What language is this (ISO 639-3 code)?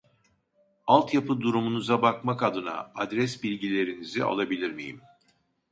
tur